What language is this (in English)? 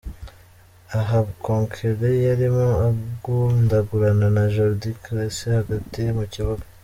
Kinyarwanda